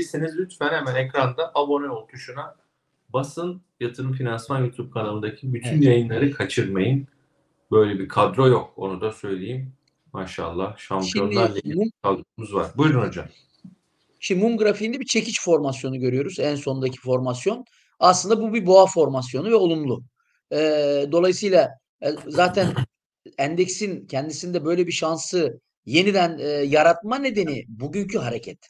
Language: Turkish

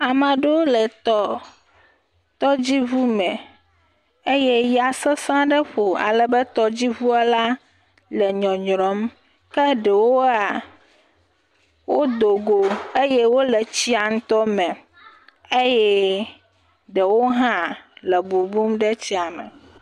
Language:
Ewe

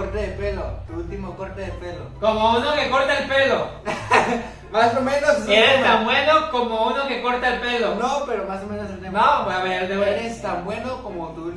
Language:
Spanish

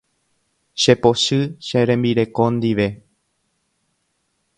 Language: Guarani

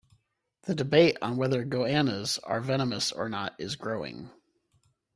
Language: English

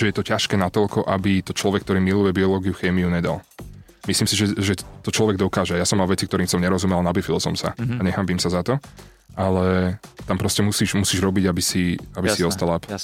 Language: Slovak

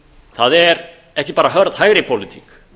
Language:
Icelandic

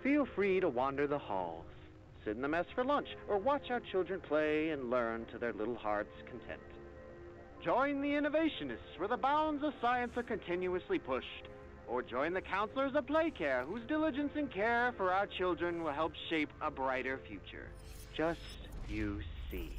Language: French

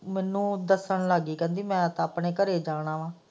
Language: Punjabi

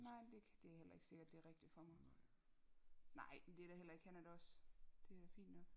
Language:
Danish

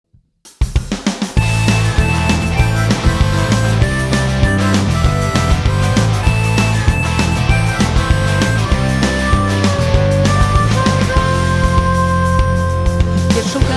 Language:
Polish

